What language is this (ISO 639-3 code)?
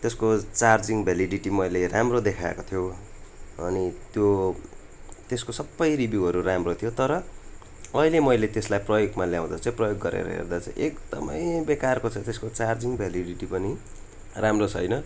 nep